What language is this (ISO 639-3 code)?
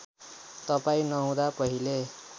nep